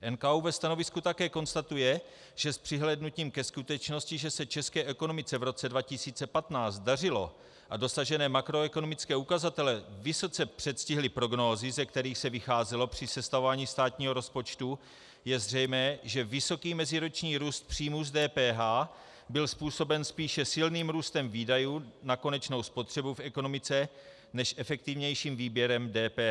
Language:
Czech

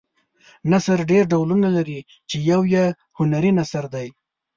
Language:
Pashto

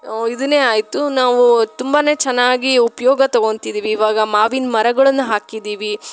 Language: Kannada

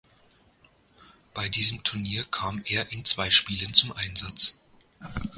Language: German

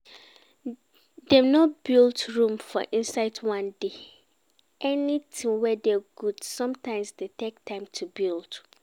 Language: Nigerian Pidgin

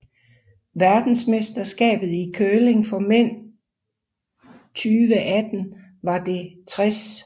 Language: Danish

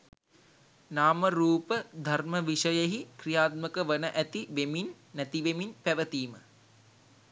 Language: Sinhala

